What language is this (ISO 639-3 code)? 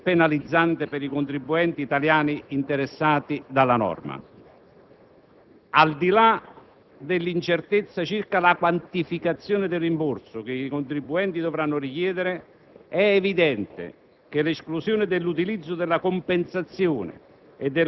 ita